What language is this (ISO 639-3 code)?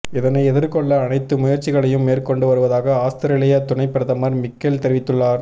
tam